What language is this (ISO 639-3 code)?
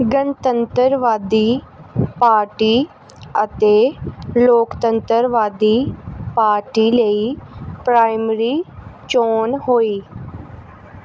pan